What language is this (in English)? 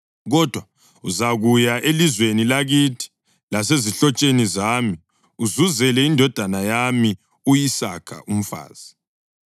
North Ndebele